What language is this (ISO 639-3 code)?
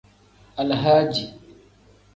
kdh